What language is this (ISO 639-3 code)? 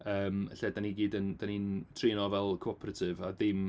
cym